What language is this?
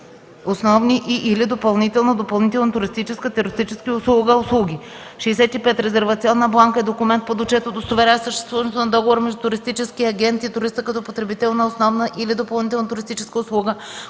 Bulgarian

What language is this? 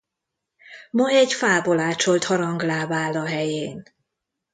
Hungarian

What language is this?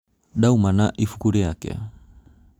Kikuyu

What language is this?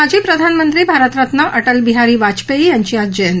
Marathi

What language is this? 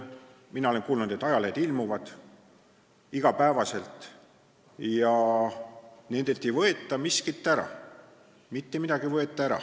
Estonian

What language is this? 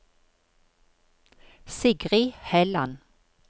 Norwegian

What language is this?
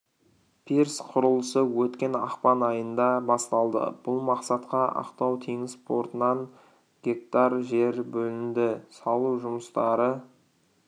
Kazakh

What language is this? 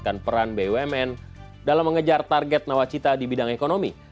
Indonesian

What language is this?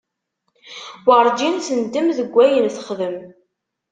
Kabyle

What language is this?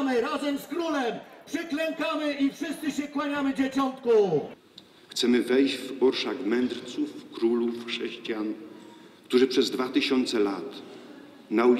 Polish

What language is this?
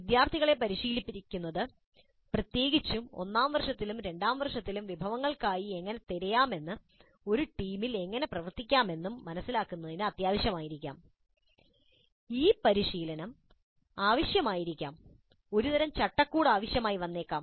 Malayalam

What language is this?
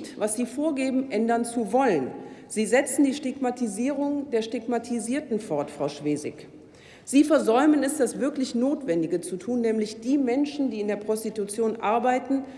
German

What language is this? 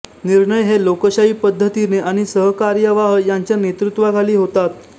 Marathi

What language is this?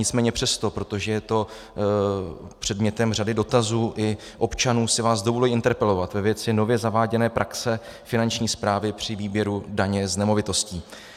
Czech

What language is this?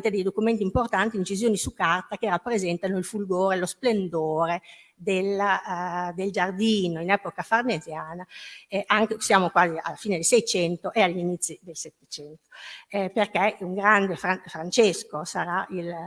Italian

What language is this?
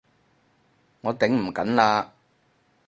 Cantonese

